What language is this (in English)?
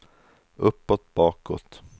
Swedish